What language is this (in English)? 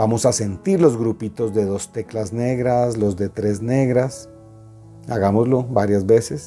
Spanish